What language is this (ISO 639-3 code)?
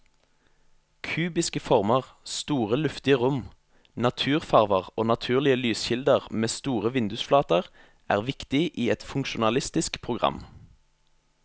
nor